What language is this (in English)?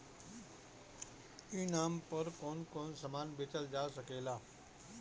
Bhojpuri